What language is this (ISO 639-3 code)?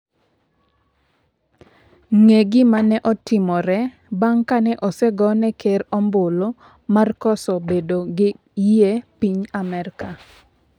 luo